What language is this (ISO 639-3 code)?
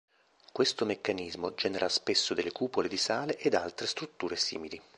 ita